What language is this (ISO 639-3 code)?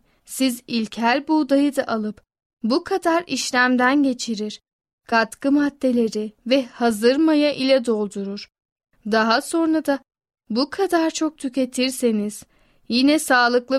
tur